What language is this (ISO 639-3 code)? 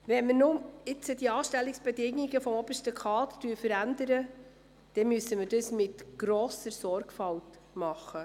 gsw